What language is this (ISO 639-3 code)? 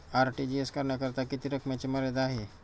mar